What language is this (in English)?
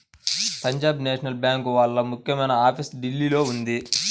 Telugu